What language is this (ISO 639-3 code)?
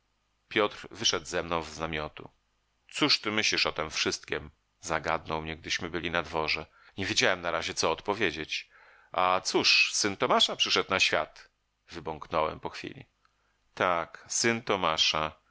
pol